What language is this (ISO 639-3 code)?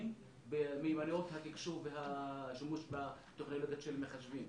heb